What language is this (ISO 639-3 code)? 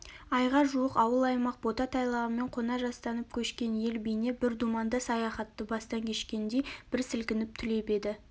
kaz